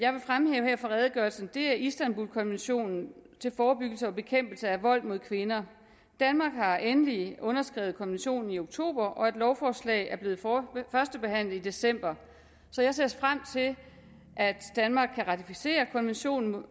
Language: Danish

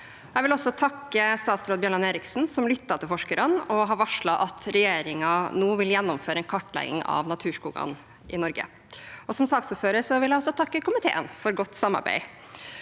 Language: Norwegian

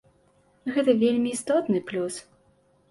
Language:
Belarusian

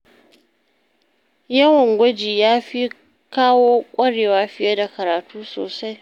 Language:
Hausa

